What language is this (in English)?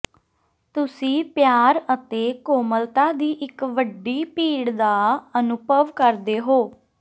Punjabi